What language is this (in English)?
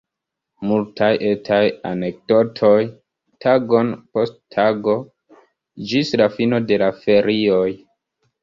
Esperanto